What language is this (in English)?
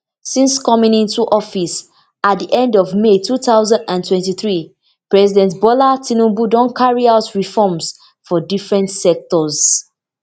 Nigerian Pidgin